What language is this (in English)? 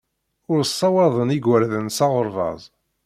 Kabyle